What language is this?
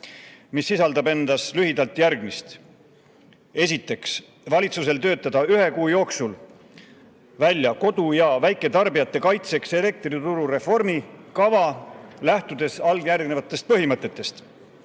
Estonian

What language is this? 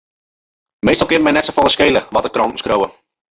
Western Frisian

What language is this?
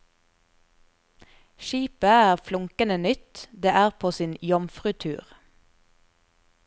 Norwegian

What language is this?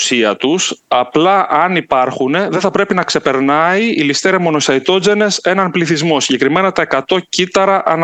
Greek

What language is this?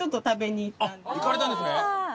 Japanese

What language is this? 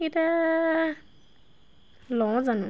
Assamese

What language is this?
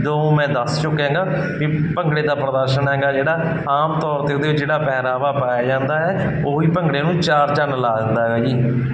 Punjabi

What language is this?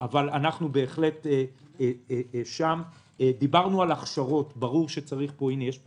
Hebrew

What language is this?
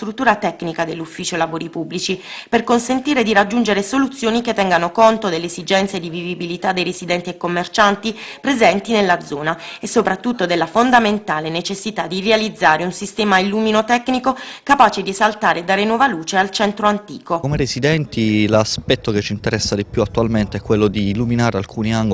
Italian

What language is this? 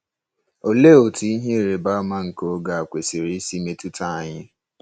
Igbo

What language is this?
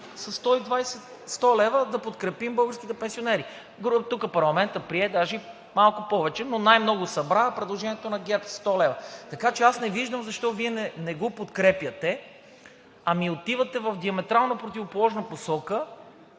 Bulgarian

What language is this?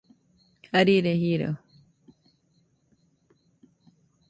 Nüpode Huitoto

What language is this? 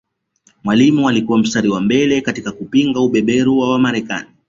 Swahili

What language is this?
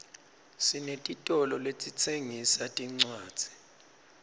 Swati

